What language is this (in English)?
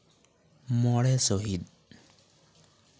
Santali